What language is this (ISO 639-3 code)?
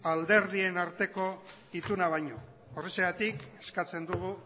eus